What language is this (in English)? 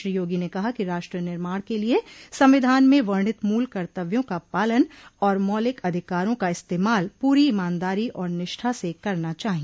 Hindi